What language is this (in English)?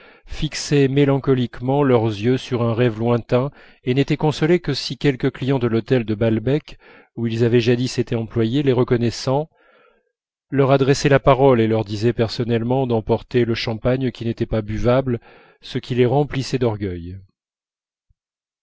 French